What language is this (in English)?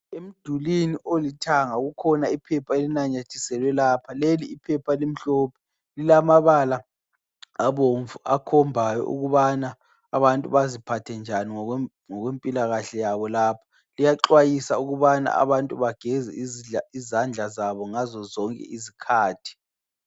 North Ndebele